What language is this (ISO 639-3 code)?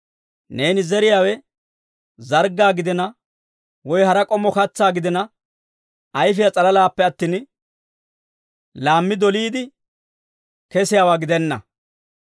dwr